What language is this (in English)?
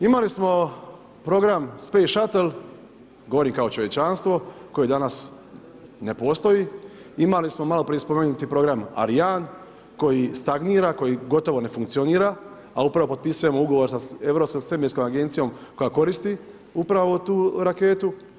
Croatian